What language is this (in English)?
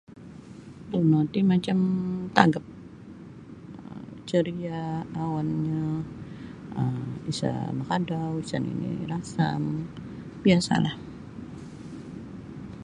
Sabah Bisaya